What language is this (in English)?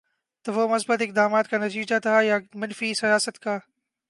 Urdu